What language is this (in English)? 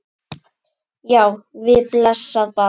Icelandic